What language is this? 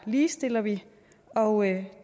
Danish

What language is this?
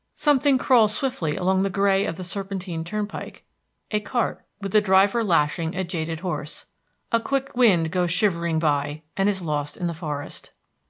English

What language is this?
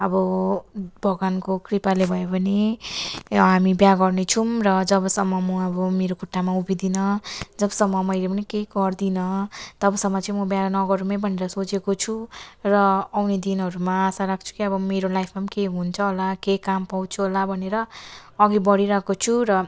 Nepali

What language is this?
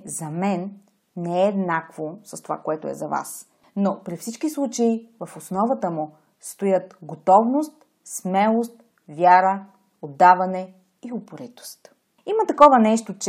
Bulgarian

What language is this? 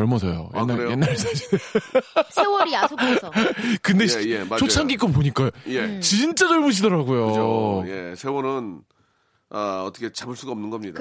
Korean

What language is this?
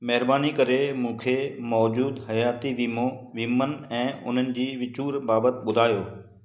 Sindhi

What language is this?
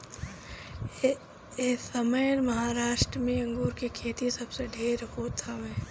Bhojpuri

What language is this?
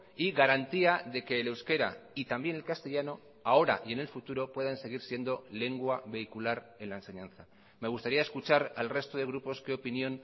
Spanish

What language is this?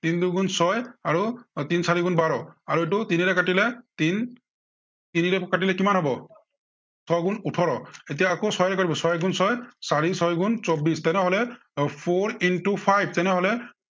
Assamese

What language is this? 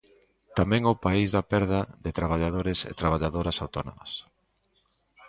Galician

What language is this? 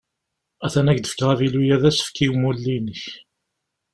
Kabyle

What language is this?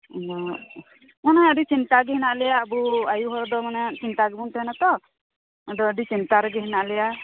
Santali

